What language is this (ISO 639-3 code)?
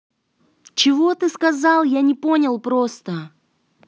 rus